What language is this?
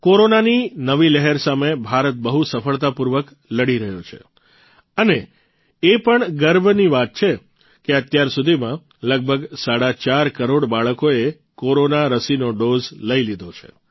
Gujarati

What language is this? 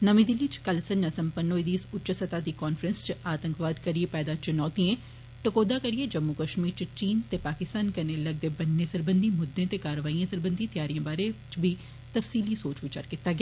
Dogri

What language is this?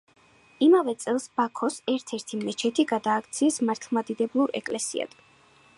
Georgian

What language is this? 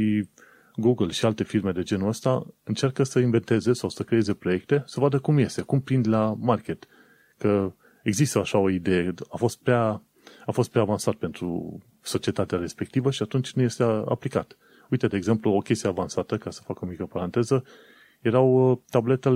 Romanian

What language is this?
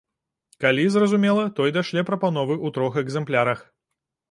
Belarusian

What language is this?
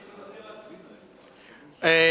Hebrew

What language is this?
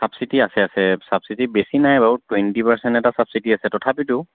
Assamese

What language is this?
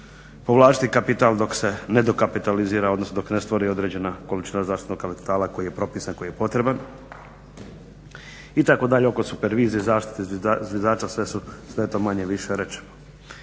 Croatian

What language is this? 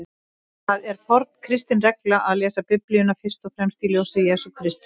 Icelandic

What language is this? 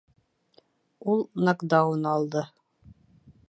Bashkir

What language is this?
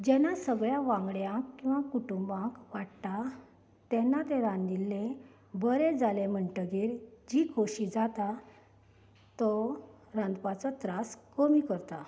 Konkani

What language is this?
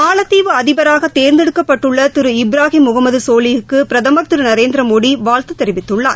Tamil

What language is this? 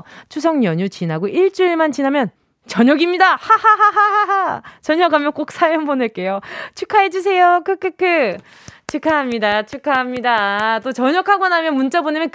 Korean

